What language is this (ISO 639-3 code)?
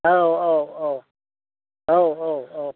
brx